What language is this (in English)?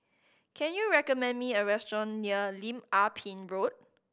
English